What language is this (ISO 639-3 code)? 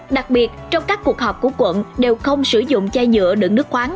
vie